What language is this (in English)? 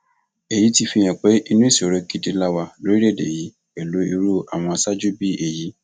Yoruba